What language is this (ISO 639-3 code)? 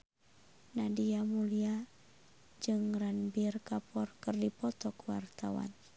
sun